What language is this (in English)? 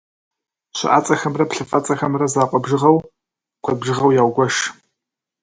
Kabardian